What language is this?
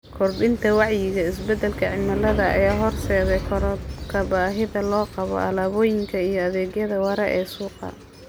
Somali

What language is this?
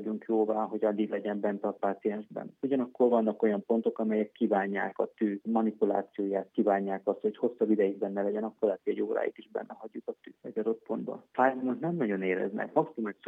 Hungarian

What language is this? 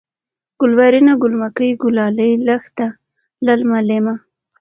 Pashto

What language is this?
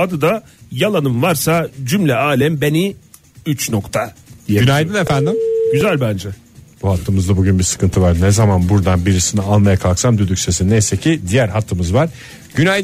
Turkish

